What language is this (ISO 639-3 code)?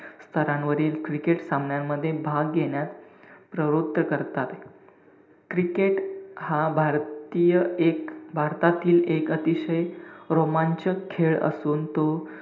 mar